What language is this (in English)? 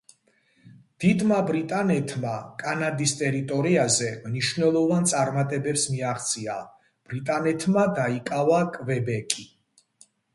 Georgian